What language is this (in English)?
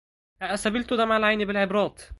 Arabic